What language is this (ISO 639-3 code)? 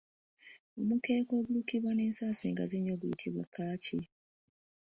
lug